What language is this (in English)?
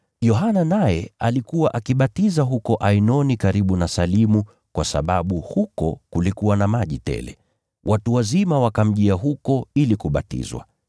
Swahili